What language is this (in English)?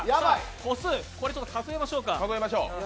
Japanese